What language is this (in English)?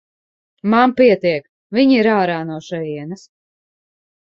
Latvian